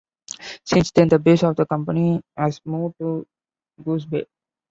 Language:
English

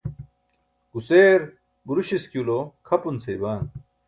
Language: Burushaski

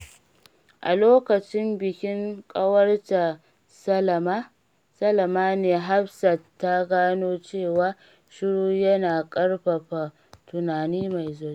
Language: Hausa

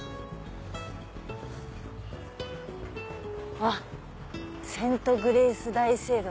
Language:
Japanese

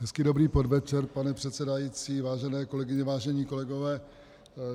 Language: Czech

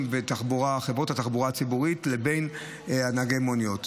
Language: Hebrew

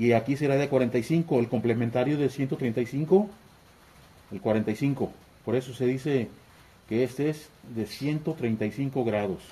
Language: Spanish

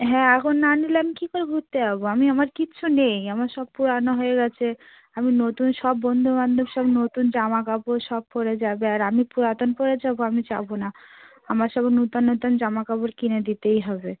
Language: Bangla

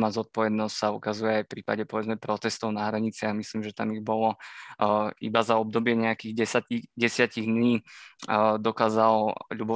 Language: Slovak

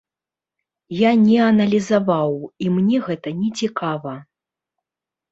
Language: Belarusian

